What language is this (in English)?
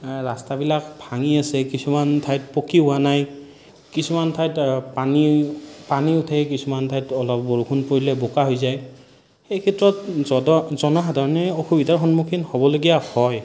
Assamese